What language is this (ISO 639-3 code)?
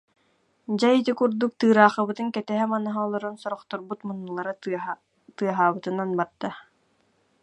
sah